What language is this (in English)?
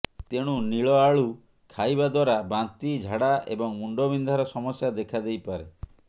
Odia